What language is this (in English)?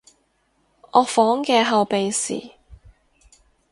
Cantonese